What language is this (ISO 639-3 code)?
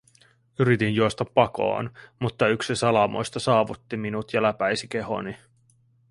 fin